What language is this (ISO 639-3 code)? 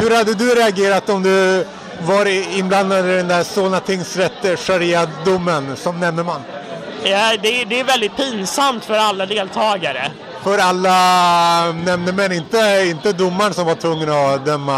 swe